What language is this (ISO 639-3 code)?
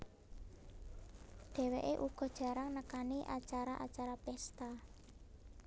jav